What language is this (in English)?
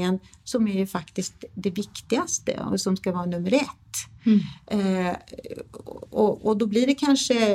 Swedish